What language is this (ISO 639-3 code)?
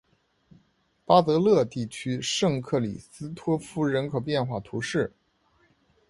zho